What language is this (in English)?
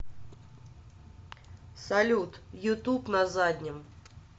Russian